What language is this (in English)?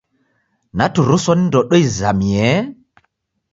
Taita